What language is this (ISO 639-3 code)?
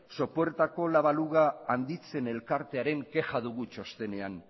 eus